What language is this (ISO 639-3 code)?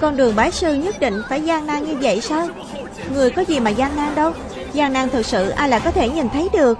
vie